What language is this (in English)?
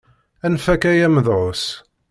Kabyle